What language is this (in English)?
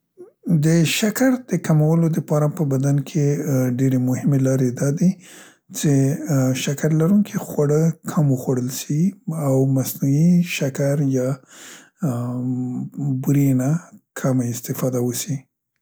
Central Pashto